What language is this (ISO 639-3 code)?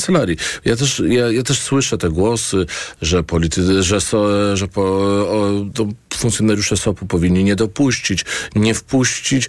pol